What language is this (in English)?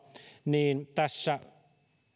Finnish